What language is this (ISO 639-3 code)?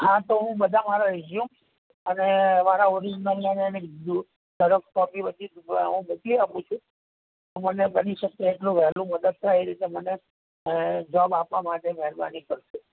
guj